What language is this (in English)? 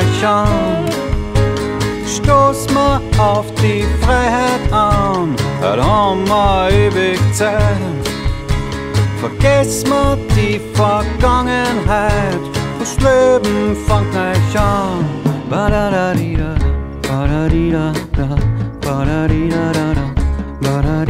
Dutch